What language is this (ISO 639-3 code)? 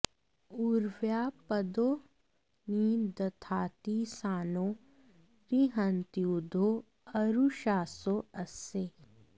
san